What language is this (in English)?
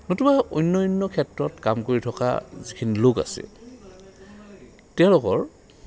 Assamese